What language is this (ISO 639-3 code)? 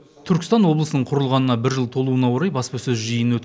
kaz